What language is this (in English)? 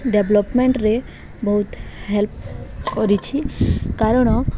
Odia